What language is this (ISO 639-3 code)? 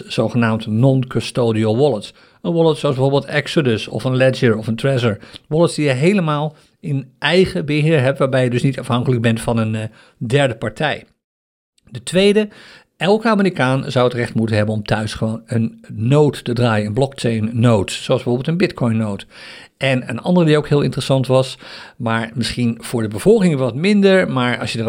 nld